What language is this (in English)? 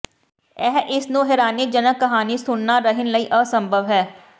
Punjabi